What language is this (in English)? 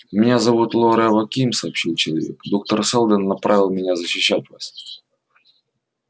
Russian